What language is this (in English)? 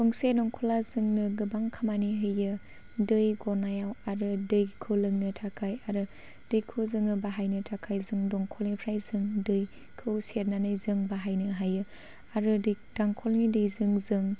Bodo